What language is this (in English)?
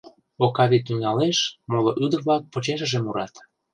Mari